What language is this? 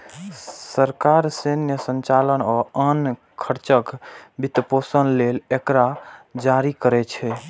Maithili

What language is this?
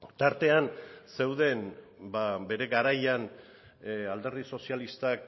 Basque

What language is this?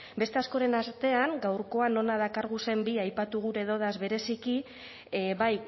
Basque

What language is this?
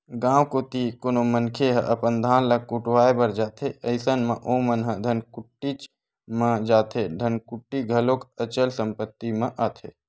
Chhattisgarhi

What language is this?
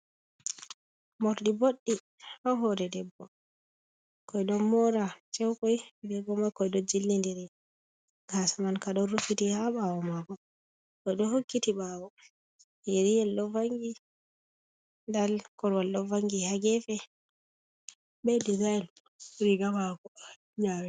Fula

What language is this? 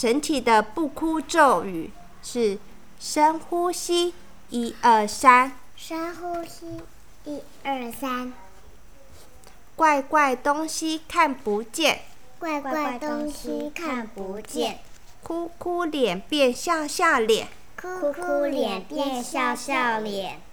Chinese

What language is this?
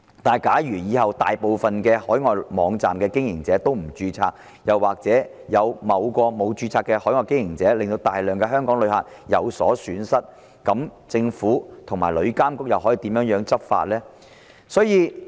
Cantonese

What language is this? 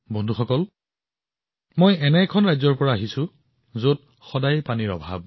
Assamese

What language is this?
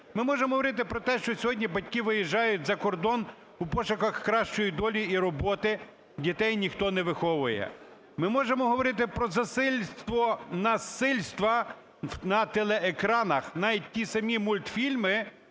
Ukrainian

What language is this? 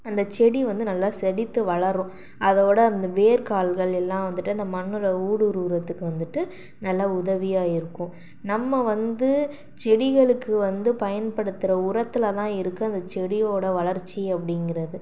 Tamil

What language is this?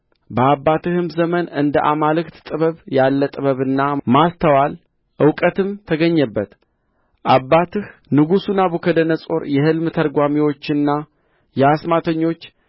Amharic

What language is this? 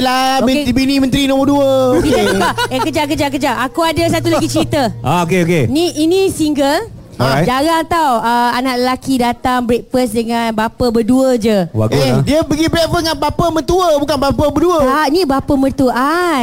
Malay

